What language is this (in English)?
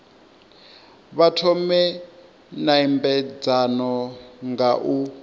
Venda